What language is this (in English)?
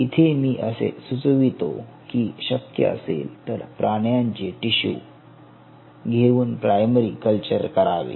Marathi